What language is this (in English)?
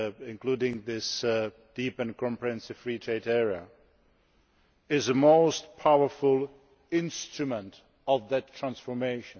English